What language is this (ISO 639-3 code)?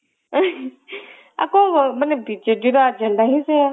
ori